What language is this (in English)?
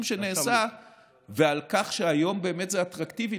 Hebrew